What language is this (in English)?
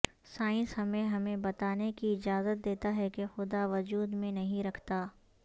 Urdu